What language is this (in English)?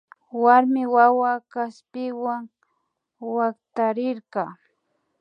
Imbabura Highland Quichua